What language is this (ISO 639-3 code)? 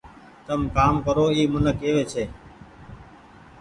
gig